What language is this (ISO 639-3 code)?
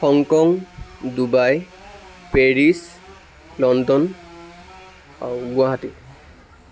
asm